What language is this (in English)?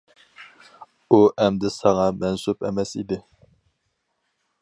Uyghur